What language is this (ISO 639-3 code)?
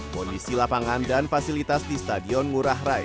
ind